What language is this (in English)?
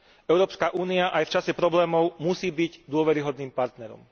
Slovak